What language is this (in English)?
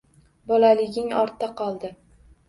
Uzbek